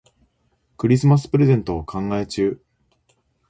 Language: Japanese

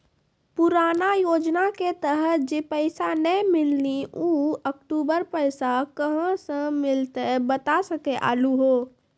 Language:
Maithili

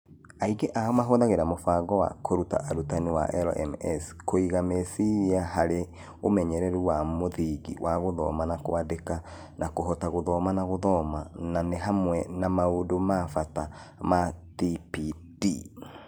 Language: Kikuyu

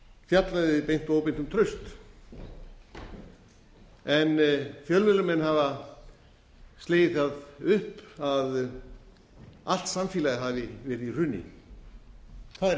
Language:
Icelandic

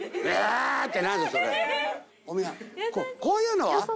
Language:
Japanese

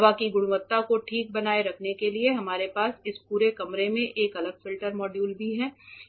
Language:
Hindi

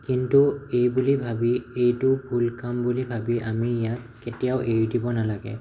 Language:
Assamese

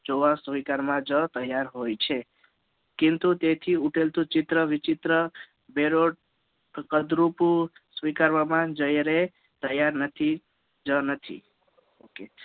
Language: Gujarati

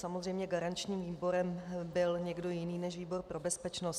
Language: Czech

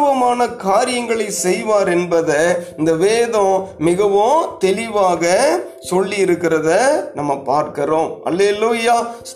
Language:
Tamil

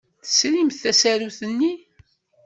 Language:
Kabyle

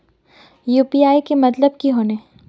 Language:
Magahi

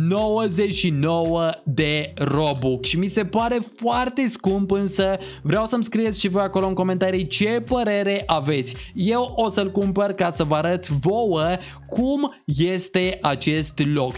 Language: Romanian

